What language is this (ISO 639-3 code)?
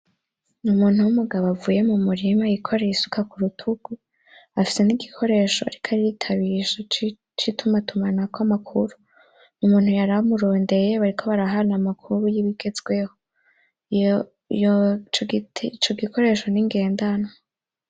run